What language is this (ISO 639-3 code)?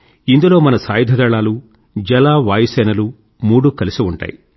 tel